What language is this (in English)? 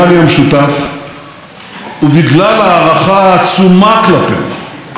Hebrew